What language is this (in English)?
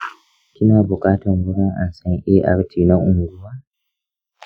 Hausa